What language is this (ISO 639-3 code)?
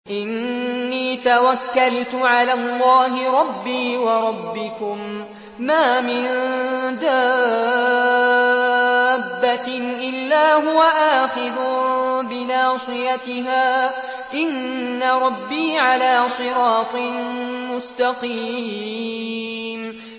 ara